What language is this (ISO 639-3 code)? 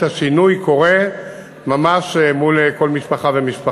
heb